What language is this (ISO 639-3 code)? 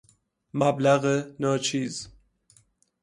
fas